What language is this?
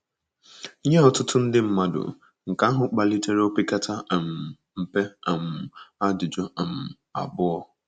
Igbo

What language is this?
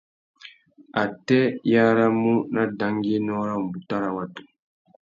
Tuki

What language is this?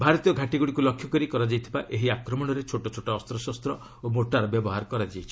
Odia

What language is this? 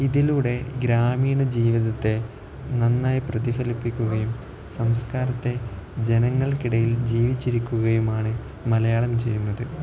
Malayalam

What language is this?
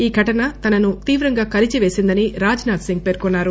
Telugu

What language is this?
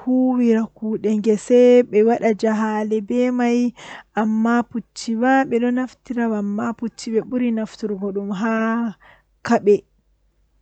Western Niger Fulfulde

